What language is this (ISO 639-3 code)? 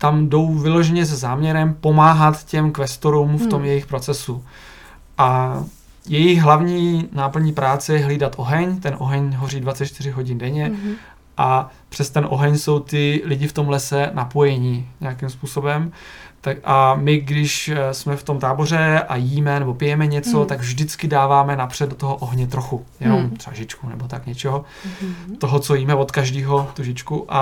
ces